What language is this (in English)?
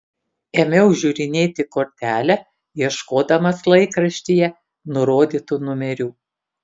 Lithuanian